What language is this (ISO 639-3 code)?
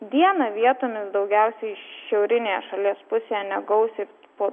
lit